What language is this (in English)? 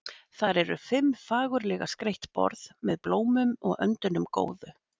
Icelandic